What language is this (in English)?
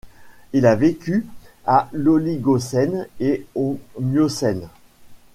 French